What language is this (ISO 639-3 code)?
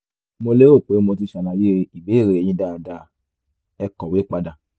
yor